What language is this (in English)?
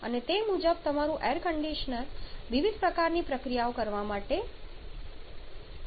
Gujarati